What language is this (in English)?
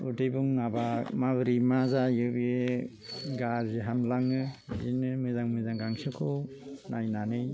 Bodo